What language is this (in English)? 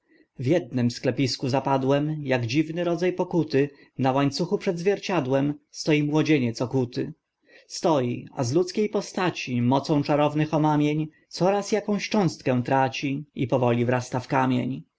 Polish